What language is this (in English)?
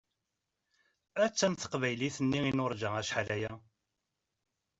Kabyle